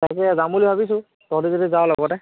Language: Assamese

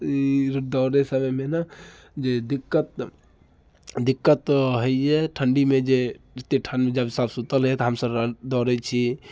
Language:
Maithili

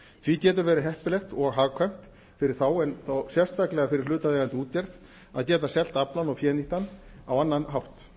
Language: Icelandic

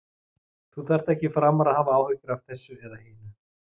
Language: Icelandic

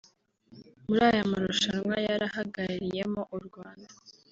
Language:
Kinyarwanda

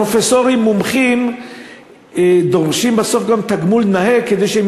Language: Hebrew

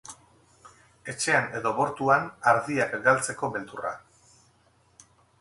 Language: Basque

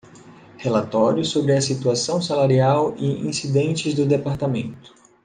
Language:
Portuguese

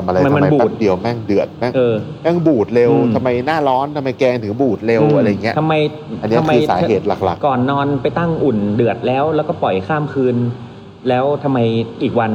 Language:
Thai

